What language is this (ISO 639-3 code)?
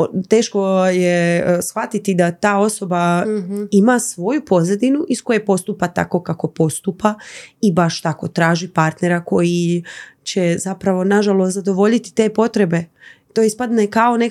hrv